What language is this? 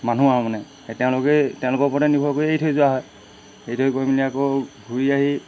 Assamese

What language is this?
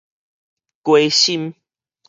Min Nan Chinese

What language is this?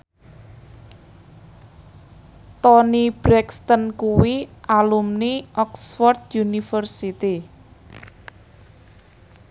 Javanese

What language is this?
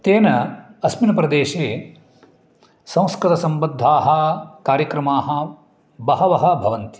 Sanskrit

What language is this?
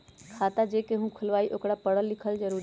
Magahi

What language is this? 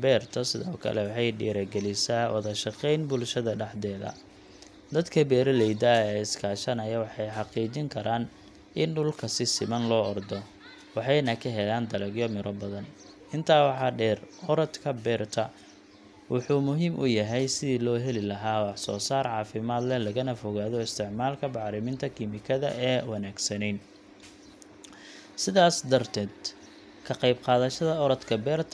Somali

